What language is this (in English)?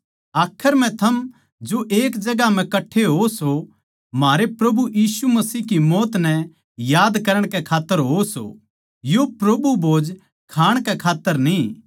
Haryanvi